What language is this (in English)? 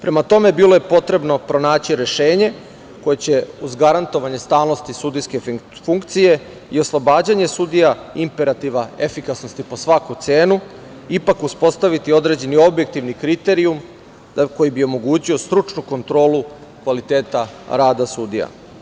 Serbian